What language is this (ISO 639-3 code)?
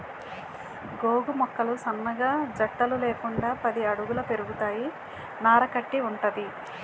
tel